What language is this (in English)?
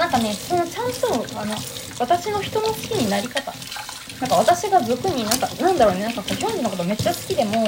Japanese